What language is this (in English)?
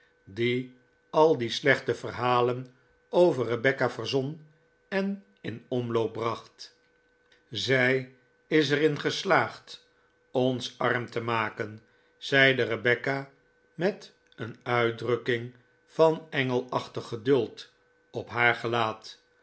Dutch